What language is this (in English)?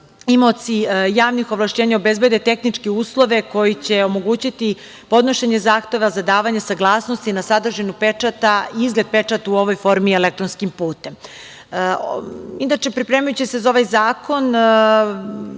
Serbian